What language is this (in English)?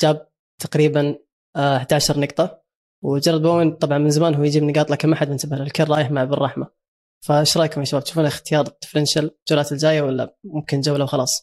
Arabic